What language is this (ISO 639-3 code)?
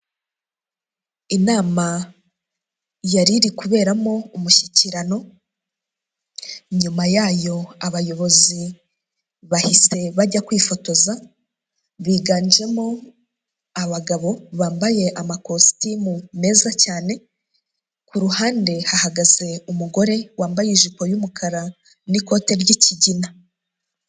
kin